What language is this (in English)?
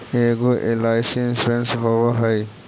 Magahi